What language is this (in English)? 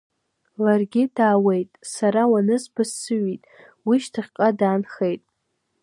Abkhazian